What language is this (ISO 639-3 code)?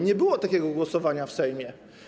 pol